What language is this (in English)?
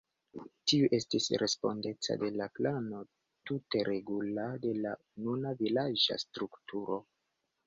Esperanto